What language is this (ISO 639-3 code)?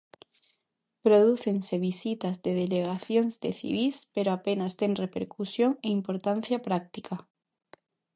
glg